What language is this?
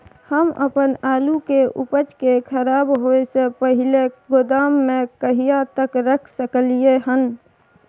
Maithili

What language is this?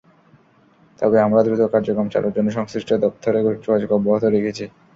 Bangla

